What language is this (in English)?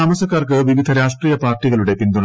Malayalam